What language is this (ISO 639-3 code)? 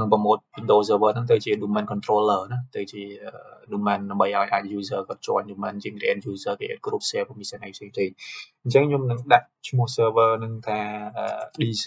vie